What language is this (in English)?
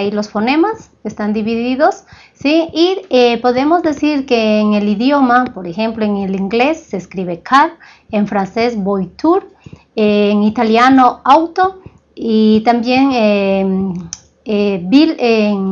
Spanish